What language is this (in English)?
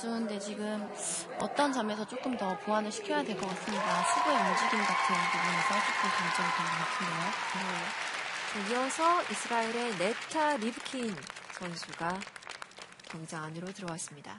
Korean